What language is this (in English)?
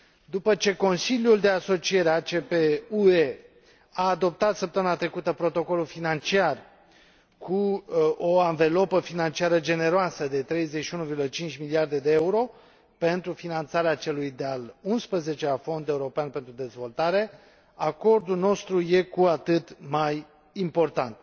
Romanian